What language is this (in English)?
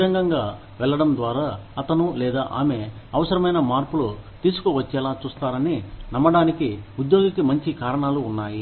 Telugu